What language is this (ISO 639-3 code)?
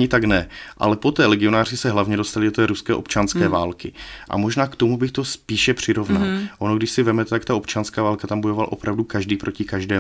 ces